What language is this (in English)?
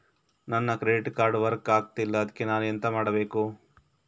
Kannada